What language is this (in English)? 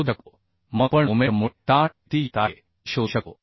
Marathi